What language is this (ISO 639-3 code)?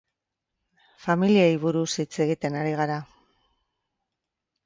eus